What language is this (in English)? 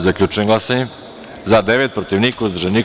Serbian